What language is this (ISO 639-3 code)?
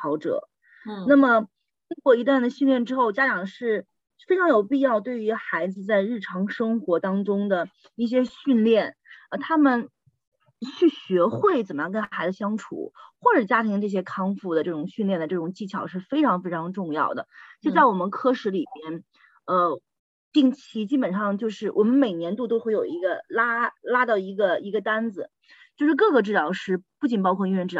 zho